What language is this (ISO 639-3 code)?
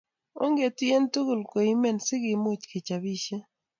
kln